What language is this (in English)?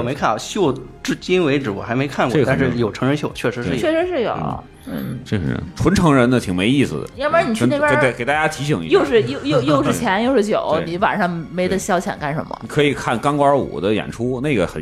Chinese